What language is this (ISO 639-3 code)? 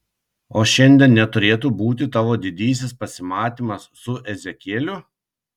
lit